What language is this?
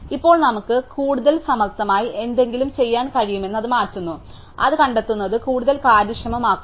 Malayalam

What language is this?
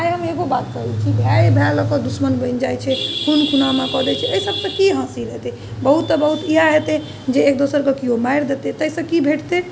Maithili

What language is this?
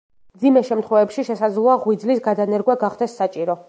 Georgian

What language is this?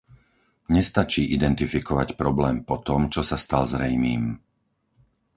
Slovak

